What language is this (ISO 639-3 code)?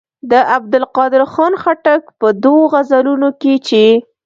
pus